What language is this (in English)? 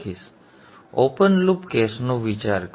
Gujarati